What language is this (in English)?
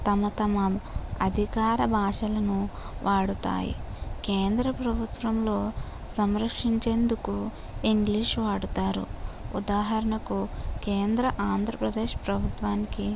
Telugu